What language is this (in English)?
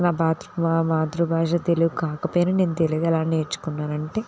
Telugu